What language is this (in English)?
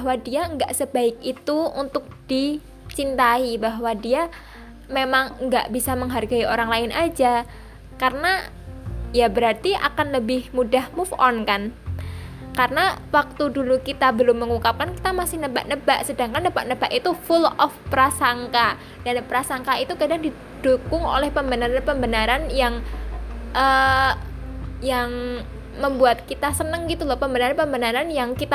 Indonesian